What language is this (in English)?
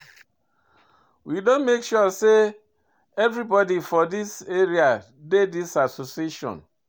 Nigerian Pidgin